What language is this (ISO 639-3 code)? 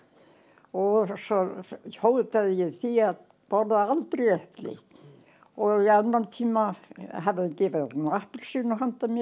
isl